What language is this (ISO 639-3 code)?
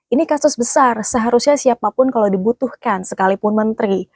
ind